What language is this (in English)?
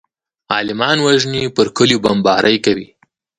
Pashto